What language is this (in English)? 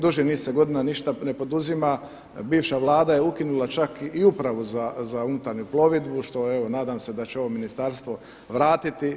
Croatian